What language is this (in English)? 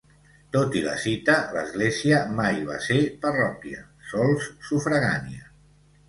Catalan